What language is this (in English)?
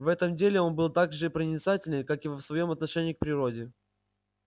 Russian